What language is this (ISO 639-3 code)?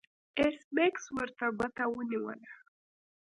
pus